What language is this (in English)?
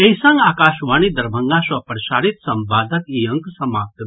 Maithili